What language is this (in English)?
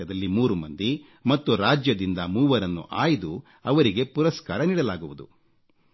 Kannada